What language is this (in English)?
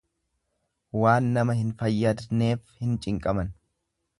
Oromo